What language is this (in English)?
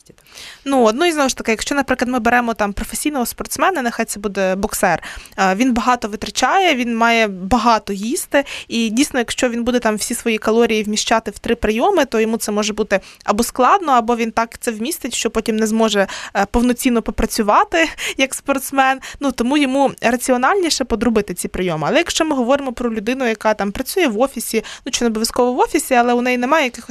Ukrainian